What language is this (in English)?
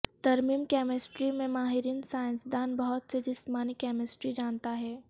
Urdu